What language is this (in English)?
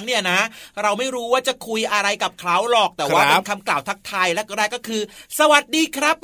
Thai